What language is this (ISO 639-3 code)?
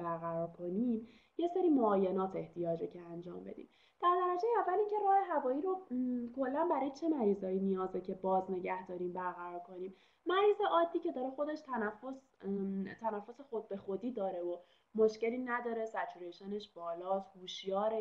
fas